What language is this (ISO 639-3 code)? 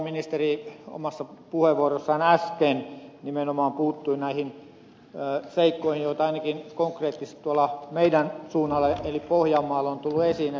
fin